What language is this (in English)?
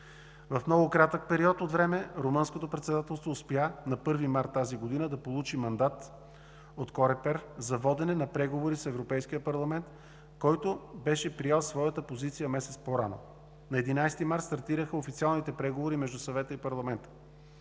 Bulgarian